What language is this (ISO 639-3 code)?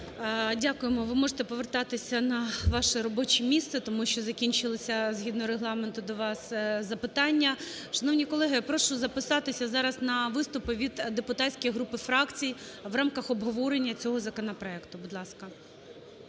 ukr